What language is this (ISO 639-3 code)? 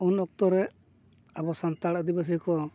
sat